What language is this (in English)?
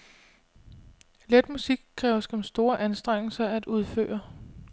Danish